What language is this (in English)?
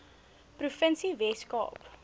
Afrikaans